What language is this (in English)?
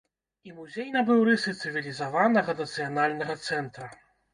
Belarusian